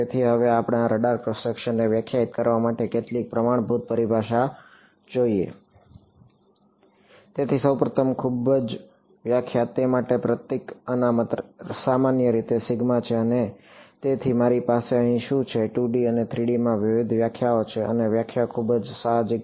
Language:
Gujarati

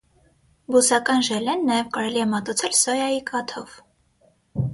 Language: Armenian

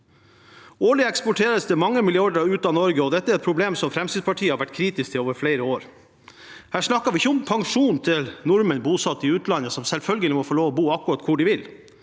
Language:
Norwegian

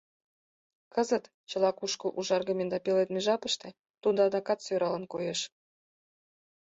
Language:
Mari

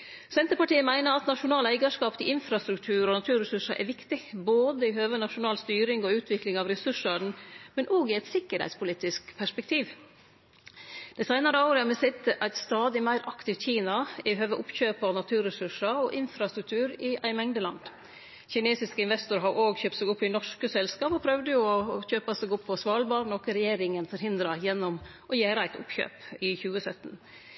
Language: Norwegian Nynorsk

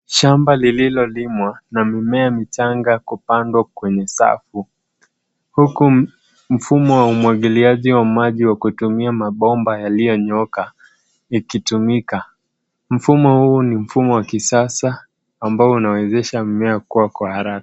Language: Swahili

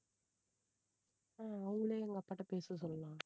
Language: Tamil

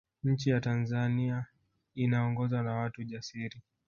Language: Swahili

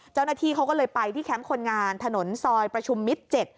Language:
Thai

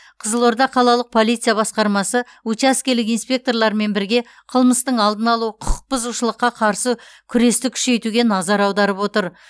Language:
Kazakh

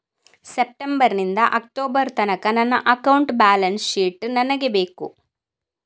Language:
Kannada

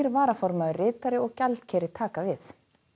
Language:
Icelandic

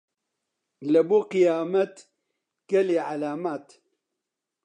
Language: Central Kurdish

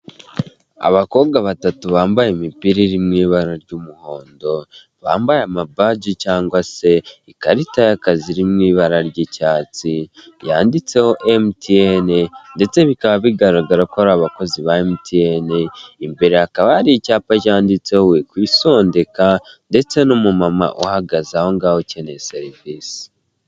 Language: Kinyarwanda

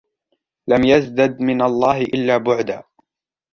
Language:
Arabic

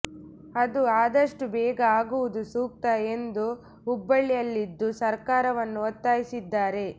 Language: Kannada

